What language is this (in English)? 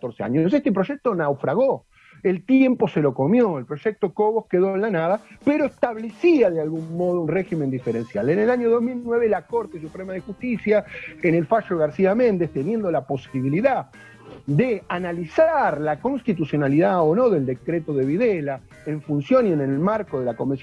Spanish